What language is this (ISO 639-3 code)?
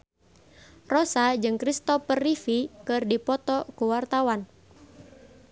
sun